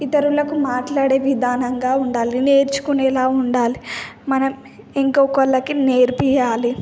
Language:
Telugu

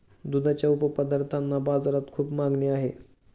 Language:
Marathi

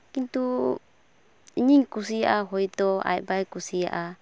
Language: Santali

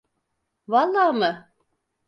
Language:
Turkish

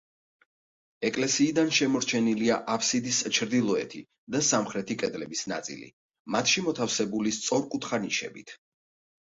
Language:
Georgian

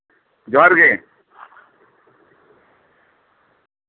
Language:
Santali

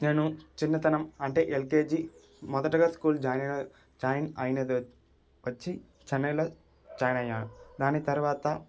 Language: Telugu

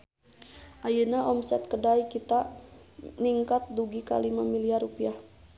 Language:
Sundanese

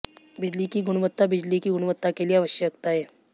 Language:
Hindi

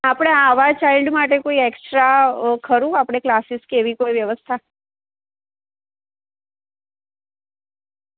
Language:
Gujarati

